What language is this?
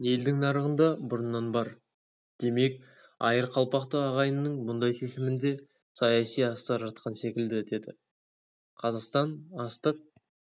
Kazakh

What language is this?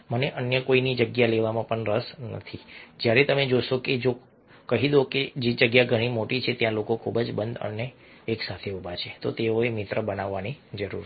Gujarati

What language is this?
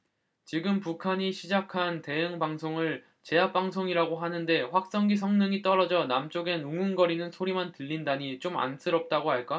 Korean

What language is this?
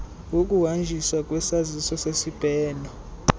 Xhosa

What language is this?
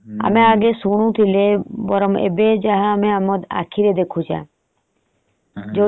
Odia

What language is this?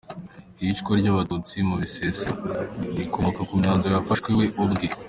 Kinyarwanda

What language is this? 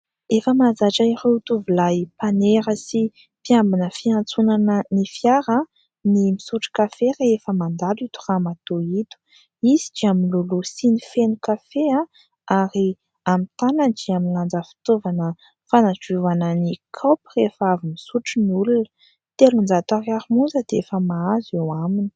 Malagasy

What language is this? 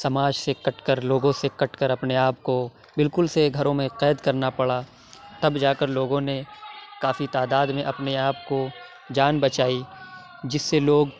Urdu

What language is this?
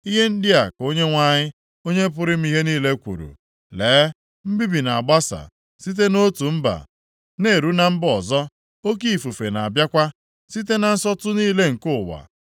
Igbo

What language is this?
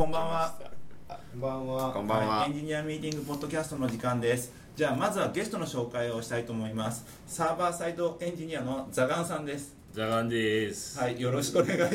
Japanese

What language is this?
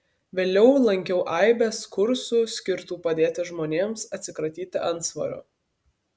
Lithuanian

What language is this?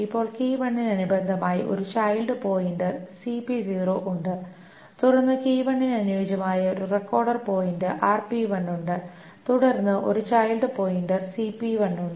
Malayalam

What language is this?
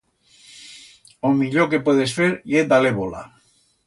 Aragonese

